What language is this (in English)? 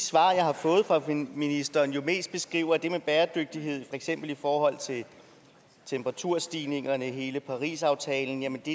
Danish